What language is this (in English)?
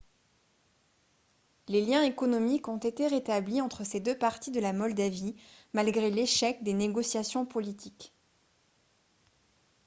French